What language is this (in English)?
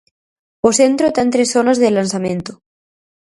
Galician